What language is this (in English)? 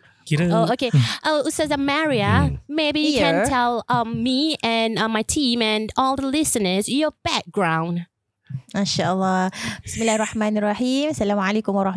Malay